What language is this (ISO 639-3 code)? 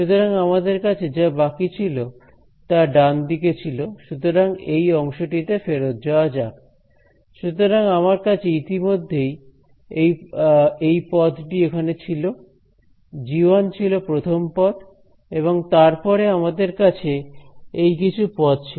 ben